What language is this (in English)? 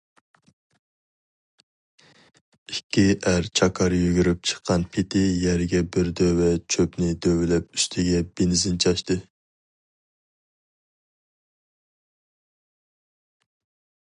Uyghur